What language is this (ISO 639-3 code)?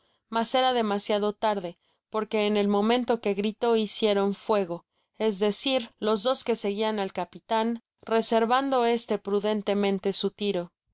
spa